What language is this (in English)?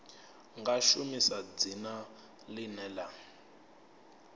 Venda